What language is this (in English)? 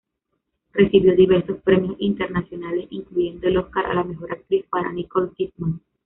Spanish